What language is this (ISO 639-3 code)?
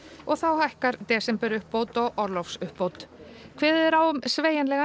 isl